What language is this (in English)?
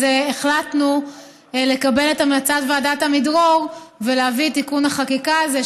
Hebrew